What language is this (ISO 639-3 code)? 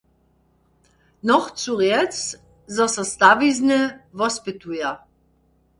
hsb